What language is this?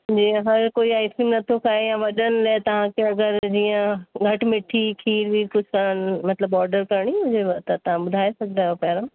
Sindhi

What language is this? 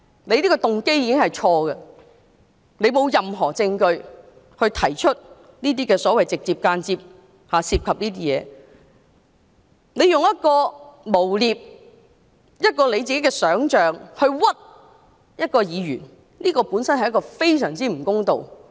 Cantonese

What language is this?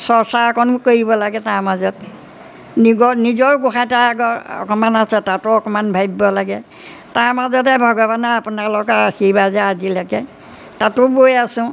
Assamese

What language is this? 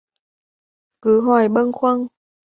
Vietnamese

